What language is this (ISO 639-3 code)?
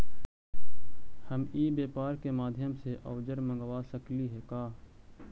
mag